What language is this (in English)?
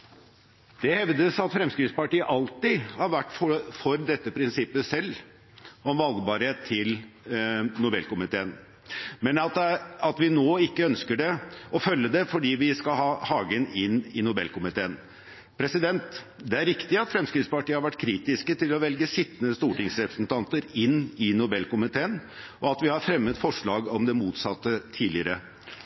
Norwegian Bokmål